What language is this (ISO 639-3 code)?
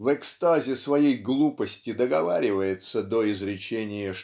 rus